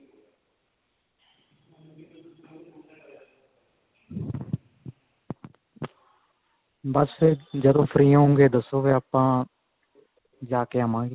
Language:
Punjabi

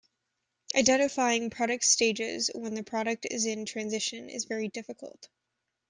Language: English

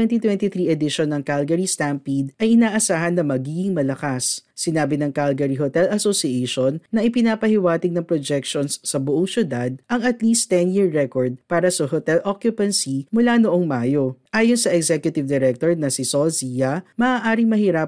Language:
Filipino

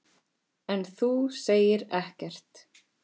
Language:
Icelandic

